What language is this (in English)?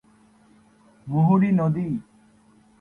Bangla